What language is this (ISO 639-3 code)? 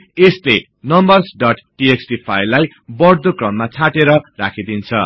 nep